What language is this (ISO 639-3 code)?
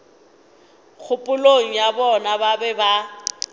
nso